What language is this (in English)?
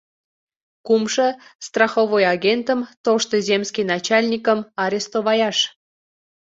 Mari